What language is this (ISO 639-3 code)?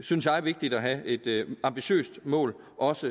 dan